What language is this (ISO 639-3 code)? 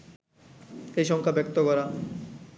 ben